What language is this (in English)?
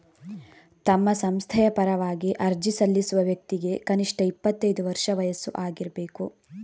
Kannada